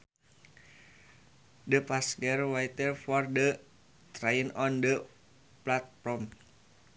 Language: Sundanese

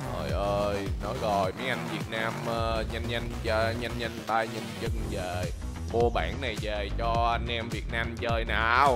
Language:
Vietnamese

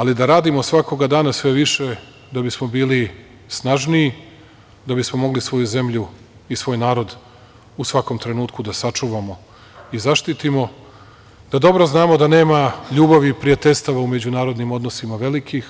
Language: Serbian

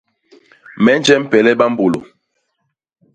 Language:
Basaa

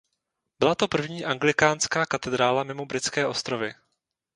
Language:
Czech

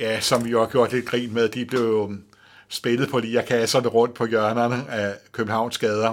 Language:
Danish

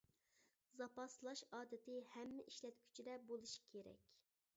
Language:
Uyghur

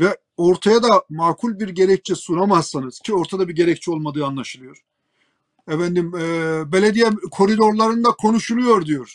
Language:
Turkish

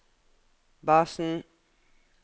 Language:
Norwegian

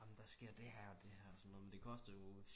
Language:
Danish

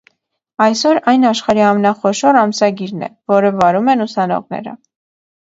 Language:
Armenian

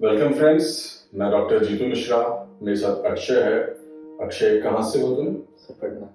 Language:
Hindi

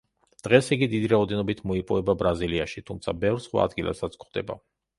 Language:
Georgian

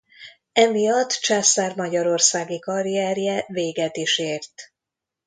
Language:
Hungarian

